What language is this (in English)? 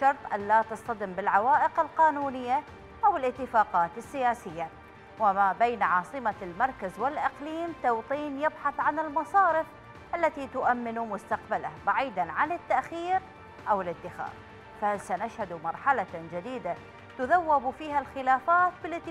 Arabic